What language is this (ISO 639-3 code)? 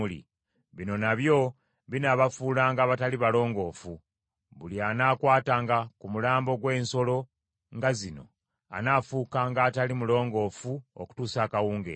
lug